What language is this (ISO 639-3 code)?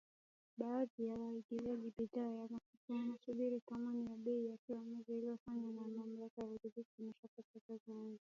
swa